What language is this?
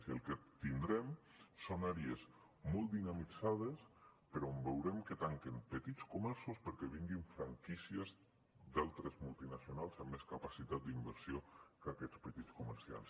Catalan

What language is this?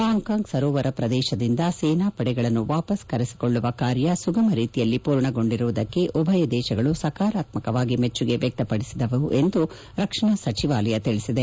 Kannada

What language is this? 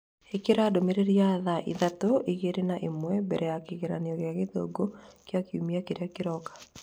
Kikuyu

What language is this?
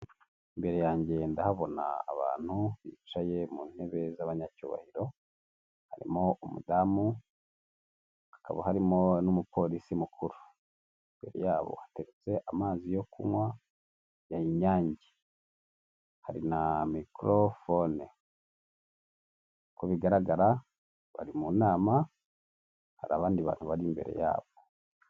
Kinyarwanda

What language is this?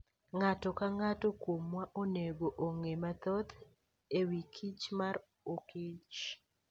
Luo (Kenya and Tanzania)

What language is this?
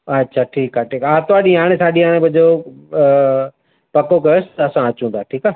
Sindhi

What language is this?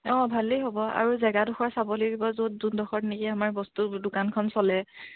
Assamese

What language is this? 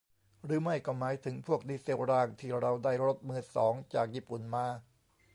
Thai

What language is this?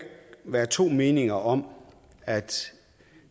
Danish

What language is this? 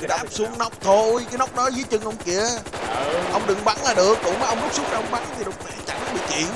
Vietnamese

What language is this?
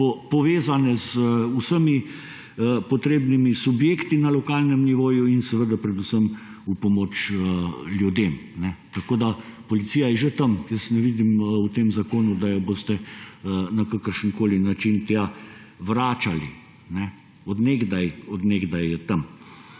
Slovenian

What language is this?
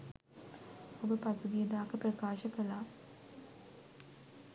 Sinhala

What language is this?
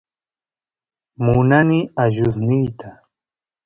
Santiago del Estero Quichua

